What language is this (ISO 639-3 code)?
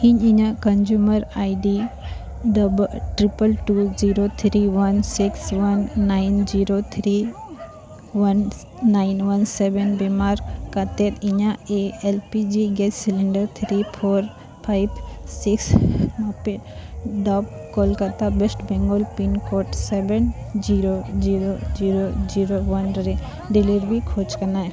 sat